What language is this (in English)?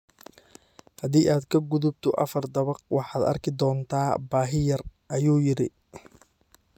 Somali